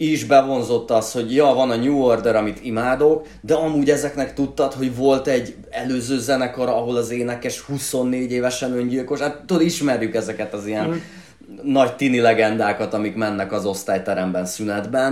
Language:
Hungarian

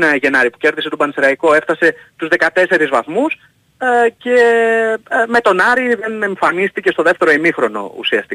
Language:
Greek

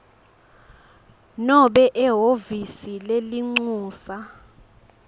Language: Swati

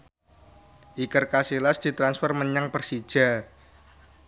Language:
Javanese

